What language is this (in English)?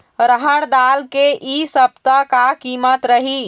Chhattisgarhi